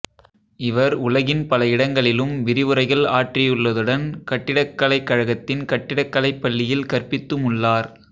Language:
Tamil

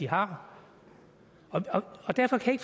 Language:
Danish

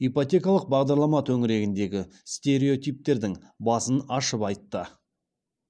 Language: Kazakh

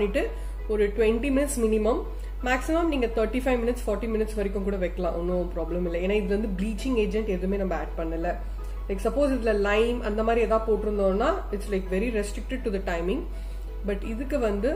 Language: Tamil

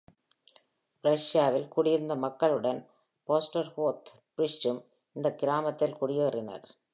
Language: Tamil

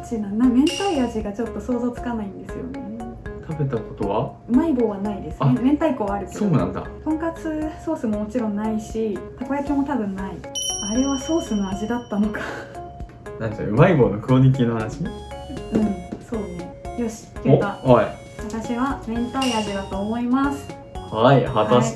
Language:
Japanese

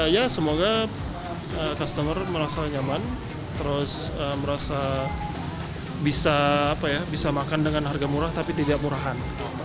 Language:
Indonesian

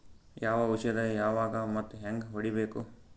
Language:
Kannada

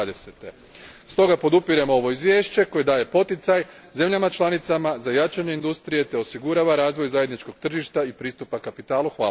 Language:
Croatian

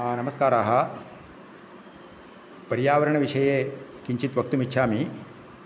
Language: Sanskrit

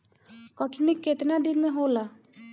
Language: Bhojpuri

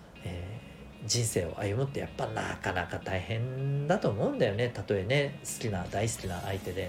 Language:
Japanese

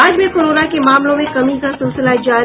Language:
Hindi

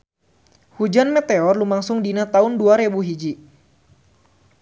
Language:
Sundanese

